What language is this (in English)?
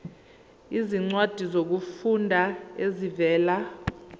Zulu